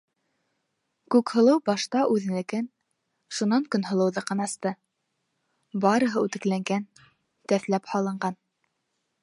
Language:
Bashkir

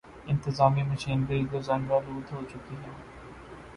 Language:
Urdu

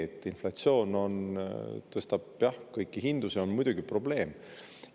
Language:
Estonian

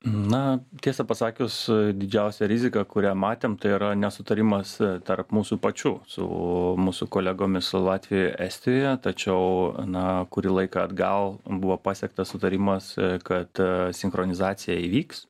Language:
Lithuanian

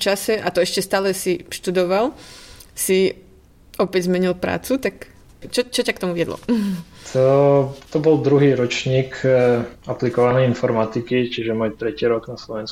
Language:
Slovak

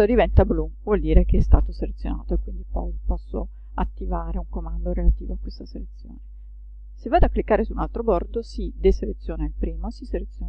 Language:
Italian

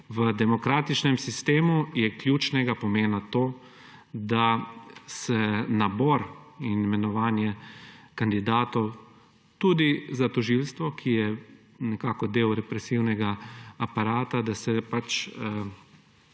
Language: Slovenian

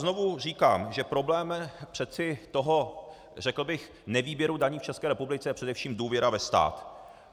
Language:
Czech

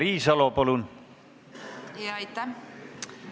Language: Estonian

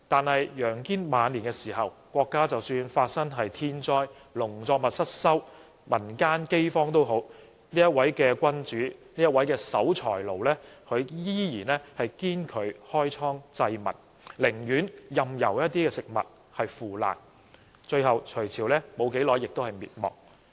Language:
Cantonese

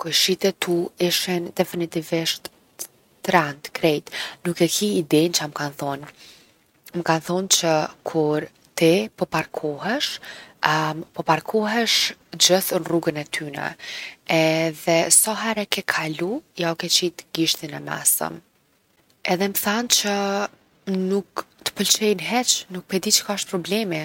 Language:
Gheg Albanian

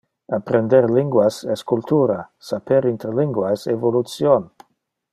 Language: Interlingua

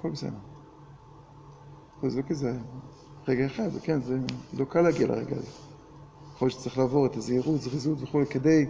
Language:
Hebrew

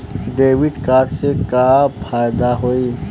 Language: Bhojpuri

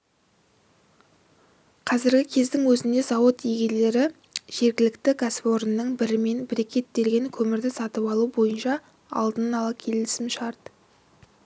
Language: Kazakh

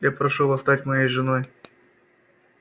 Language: Russian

